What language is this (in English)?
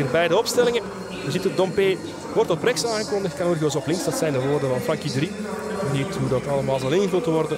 Dutch